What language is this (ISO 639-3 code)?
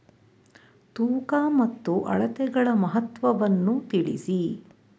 kan